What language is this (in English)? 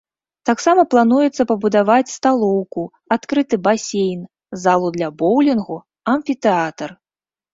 Belarusian